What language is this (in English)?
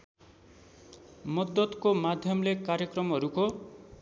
Nepali